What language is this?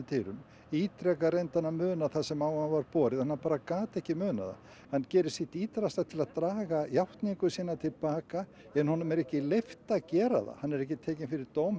Icelandic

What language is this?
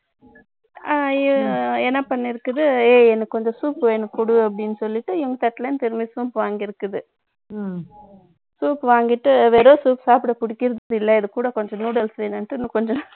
Tamil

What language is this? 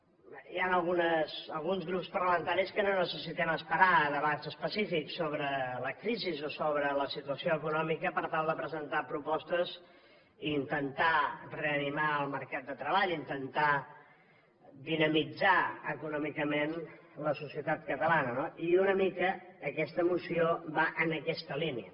Catalan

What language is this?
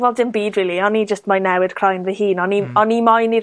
Welsh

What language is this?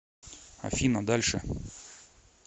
Russian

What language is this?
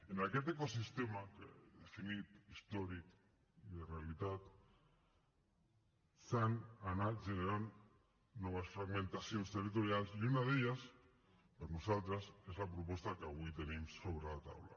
Catalan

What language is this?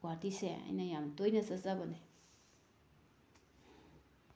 Manipuri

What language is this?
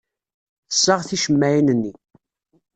Kabyle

